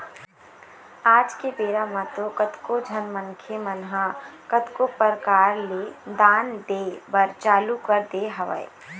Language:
Chhattisgarhi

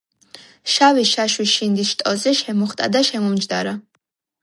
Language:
Georgian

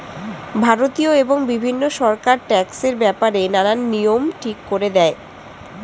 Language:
Bangla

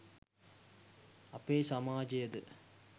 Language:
Sinhala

